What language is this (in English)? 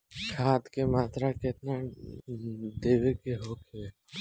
Bhojpuri